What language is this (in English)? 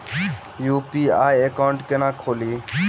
Maithili